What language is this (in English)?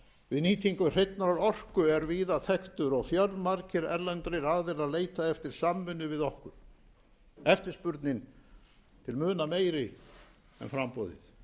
Icelandic